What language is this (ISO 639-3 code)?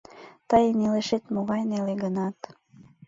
chm